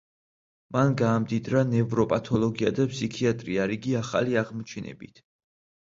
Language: Georgian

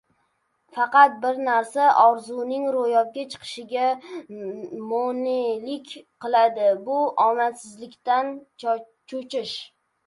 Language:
Uzbek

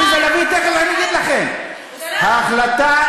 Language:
Hebrew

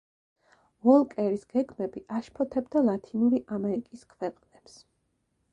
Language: Georgian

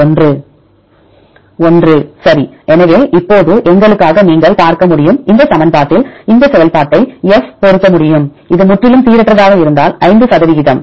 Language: Tamil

